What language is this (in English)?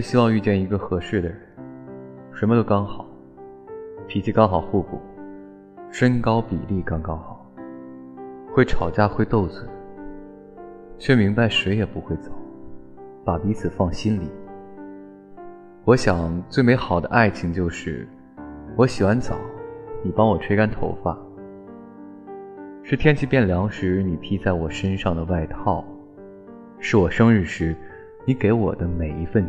Chinese